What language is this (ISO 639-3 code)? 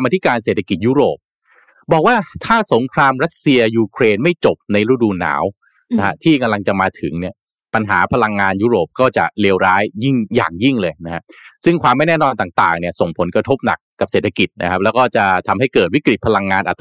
tha